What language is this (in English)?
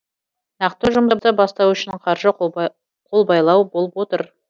Kazakh